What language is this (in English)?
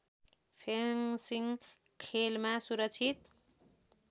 Nepali